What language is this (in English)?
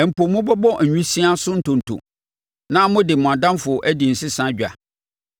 Akan